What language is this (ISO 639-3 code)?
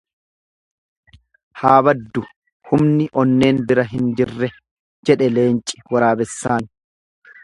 orm